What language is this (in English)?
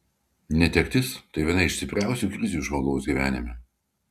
Lithuanian